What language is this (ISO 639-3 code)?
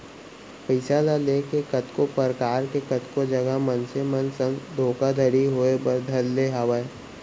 hne